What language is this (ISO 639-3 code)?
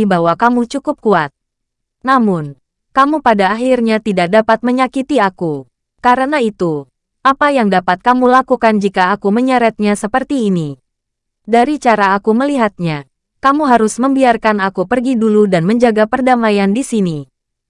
ind